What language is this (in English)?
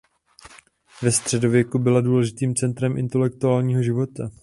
Czech